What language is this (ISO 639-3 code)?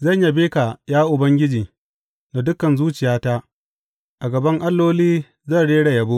hau